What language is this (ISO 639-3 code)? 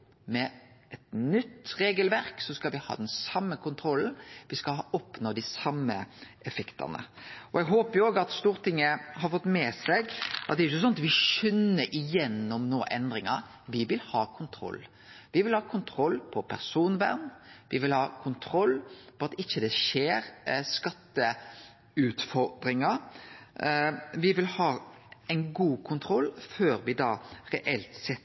nno